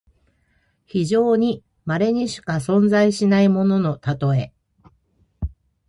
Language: Japanese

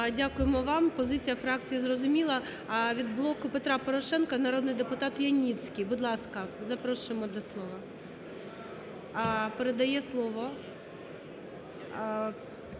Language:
Ukrainian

